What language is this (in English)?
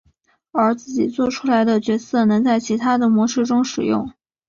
Chinese